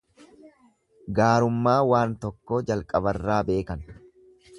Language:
Oromo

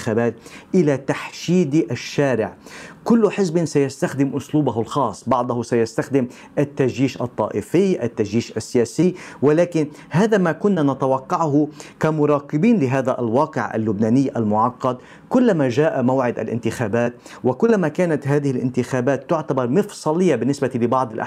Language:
Arabic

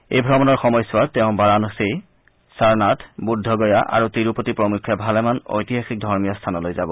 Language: Assamese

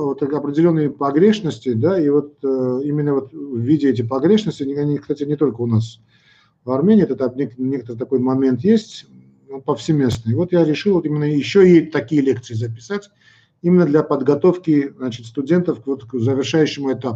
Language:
Russian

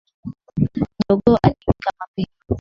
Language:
Swahili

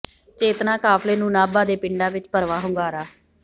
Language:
Punjabi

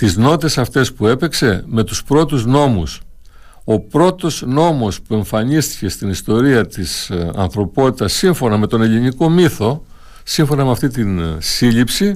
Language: Greek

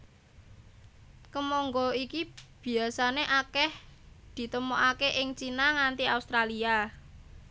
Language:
Javanese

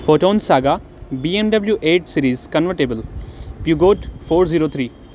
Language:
Sindhi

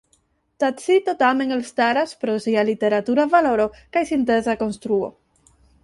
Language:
Esperanto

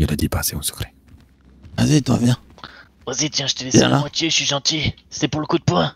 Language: French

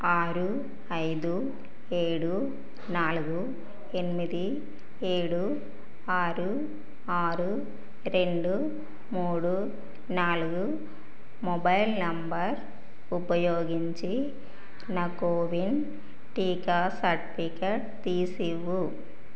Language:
Telugu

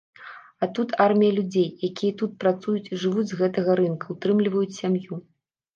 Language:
Belarusian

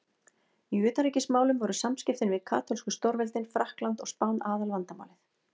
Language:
Icelandic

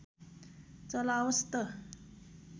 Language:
Nepali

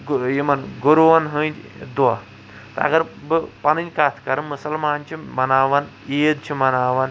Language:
Kashmiri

